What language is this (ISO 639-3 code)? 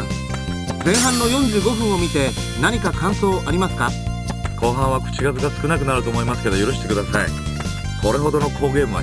jpn